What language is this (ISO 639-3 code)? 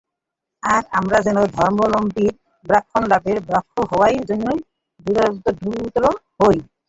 ben